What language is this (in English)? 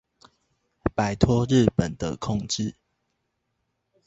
Chinese